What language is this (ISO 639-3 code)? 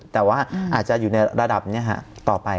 tha